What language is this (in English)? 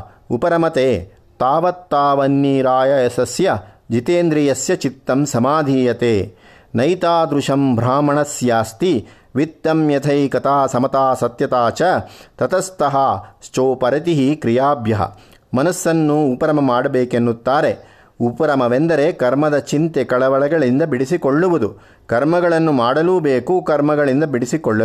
Kannada